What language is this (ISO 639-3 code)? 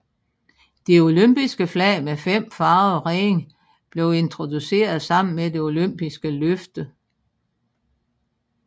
dan